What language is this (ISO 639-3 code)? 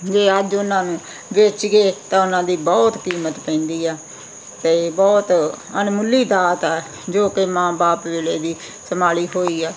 pan